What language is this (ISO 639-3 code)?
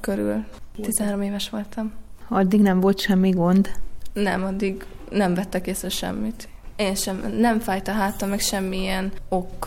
hun